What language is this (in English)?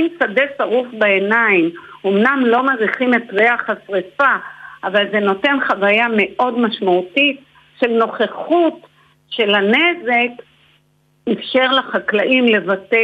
Hebrew